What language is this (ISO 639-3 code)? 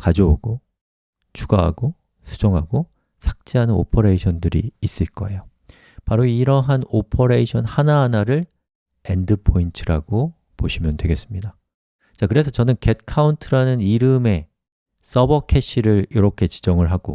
kor